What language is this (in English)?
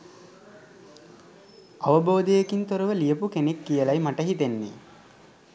Sinhala